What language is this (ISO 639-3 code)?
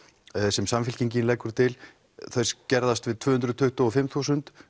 isl